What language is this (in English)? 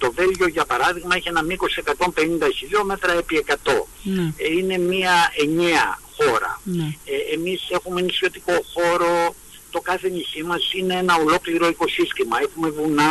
Greek